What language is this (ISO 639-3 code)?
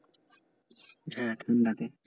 ben